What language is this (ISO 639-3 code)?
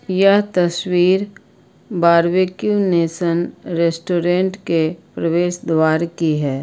hin